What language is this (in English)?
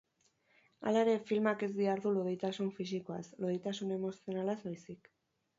Basque